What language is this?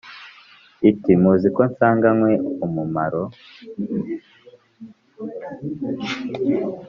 Kinyarwanda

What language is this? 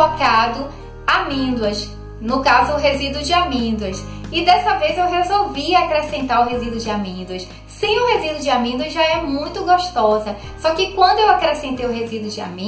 Portuguese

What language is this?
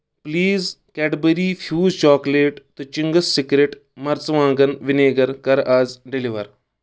Kashmiri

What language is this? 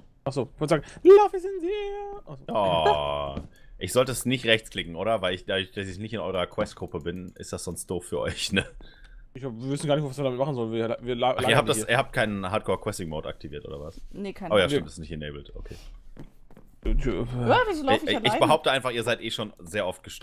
German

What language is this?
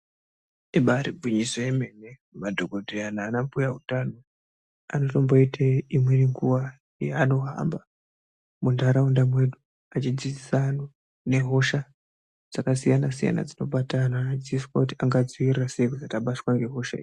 Ndau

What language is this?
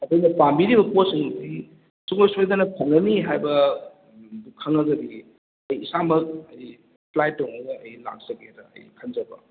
Manipuri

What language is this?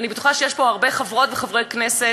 Hebrew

